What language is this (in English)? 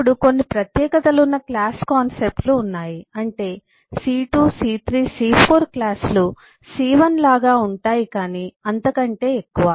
Telugu